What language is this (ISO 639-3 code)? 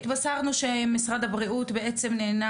heb